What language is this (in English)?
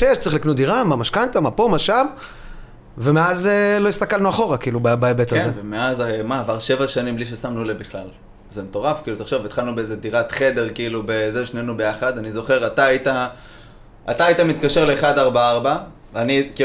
Hebrew